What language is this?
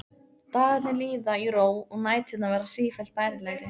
Icelandic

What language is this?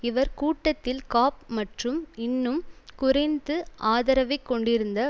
Tamil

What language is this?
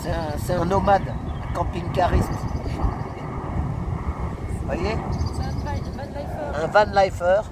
French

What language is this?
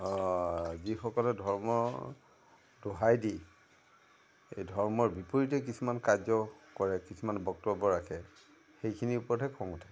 Assamese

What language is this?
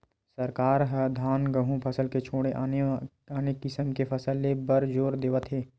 Chhattisgarhi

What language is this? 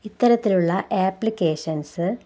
Malayalam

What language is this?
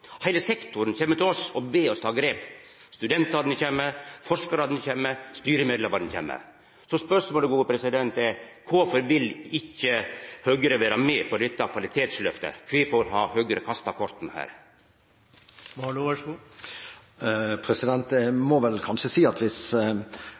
Norwegian Nynorsk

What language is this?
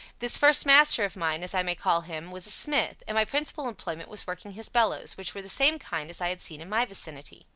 English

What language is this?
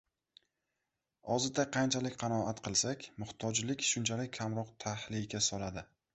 Uzbek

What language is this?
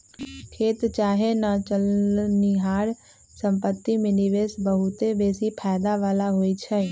Magahi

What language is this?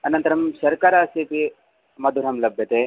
Sanskrit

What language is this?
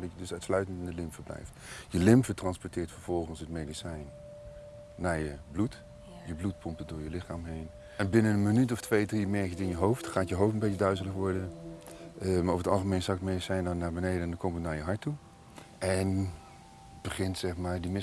Dutch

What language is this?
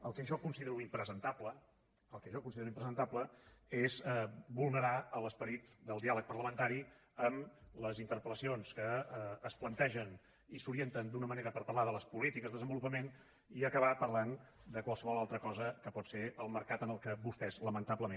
Catalan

